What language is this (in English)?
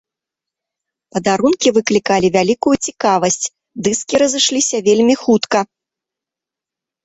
Belarusian